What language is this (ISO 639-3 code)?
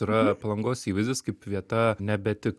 lit